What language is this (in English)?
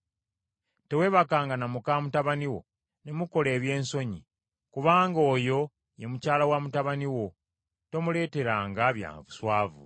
Ganda